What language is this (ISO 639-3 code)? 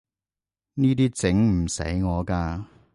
yue